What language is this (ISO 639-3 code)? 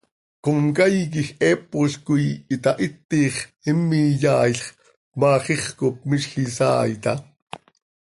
sei